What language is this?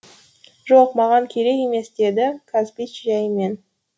Kazakh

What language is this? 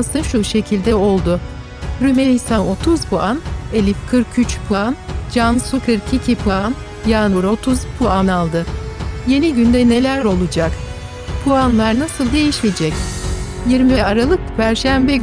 Turkish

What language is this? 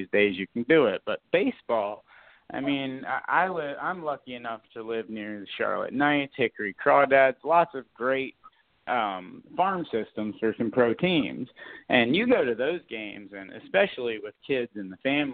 English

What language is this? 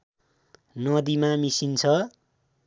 Nepali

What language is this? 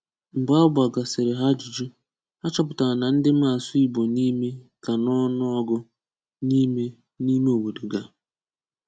Igbo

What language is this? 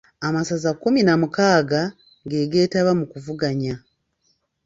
Ganda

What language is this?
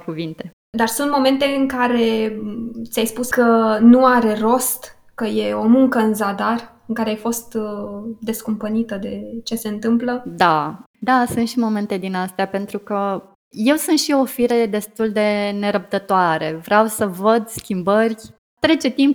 Romanian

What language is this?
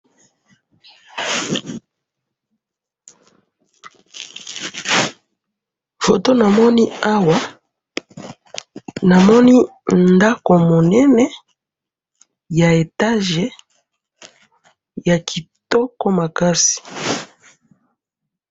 Lingala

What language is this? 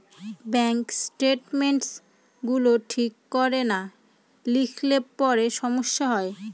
Bangla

